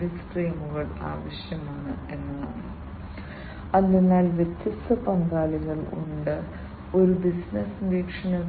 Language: Malayalam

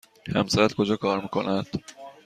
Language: Persian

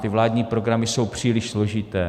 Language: Czech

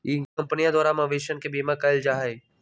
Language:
Magahi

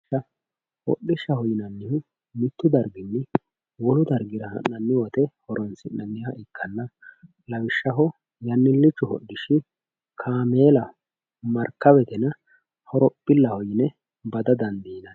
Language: Sidamo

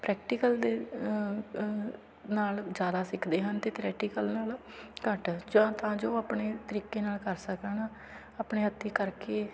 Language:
Punjabi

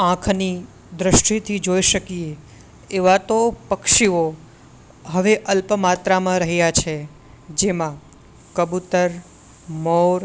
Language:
Gujarati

